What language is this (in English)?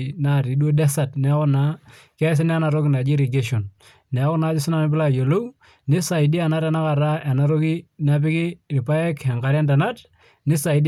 Masai